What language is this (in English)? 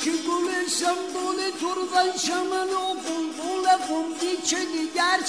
Persian